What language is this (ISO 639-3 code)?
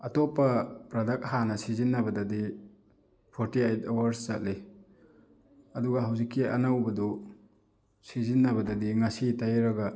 mni